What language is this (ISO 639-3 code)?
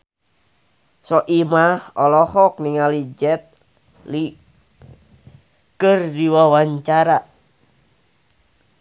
sun